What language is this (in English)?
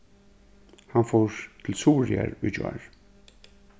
Faroese